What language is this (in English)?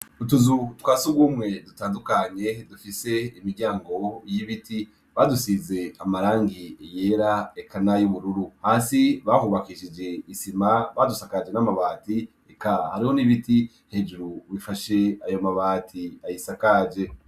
Rundi